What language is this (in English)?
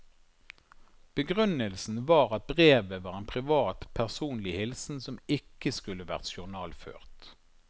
Norwegian